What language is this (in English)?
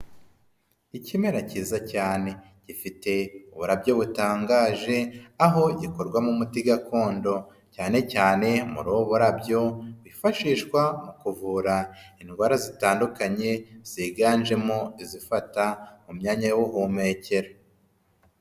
Kinyarwanda